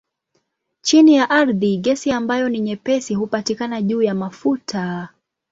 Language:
Swahili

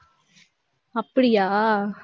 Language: Tamil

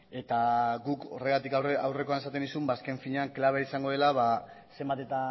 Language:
Basque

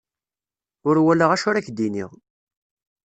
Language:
Kabyle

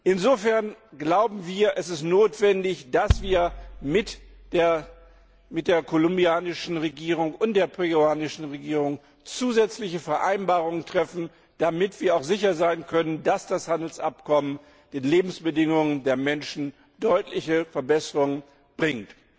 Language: German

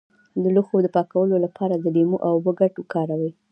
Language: Pashto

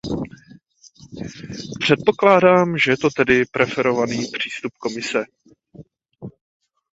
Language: Czech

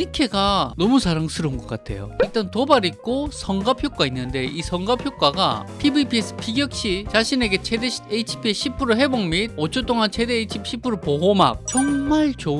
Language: Korean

